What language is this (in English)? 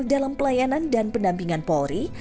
Indonesian